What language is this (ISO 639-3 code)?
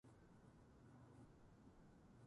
jpn